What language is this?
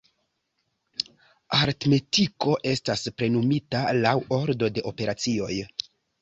Esperanto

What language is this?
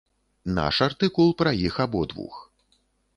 Belarusian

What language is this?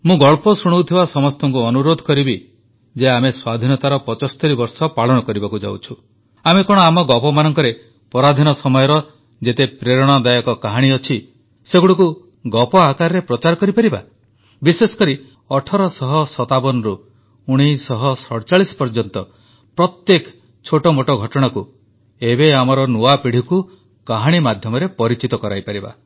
Odia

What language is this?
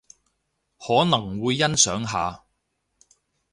Cantonese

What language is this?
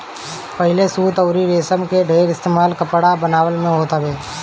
Bhojpuri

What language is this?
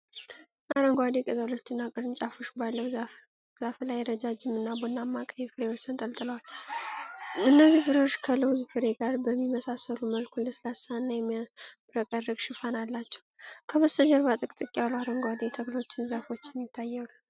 Amharic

